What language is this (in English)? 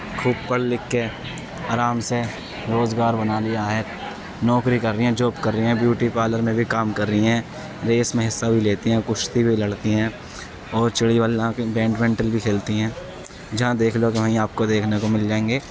Urdu